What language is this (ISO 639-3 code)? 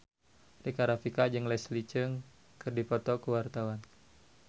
sun